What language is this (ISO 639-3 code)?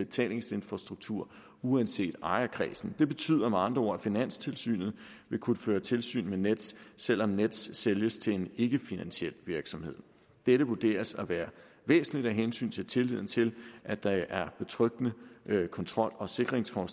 dan